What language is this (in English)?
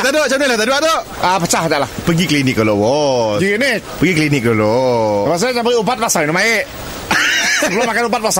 Malay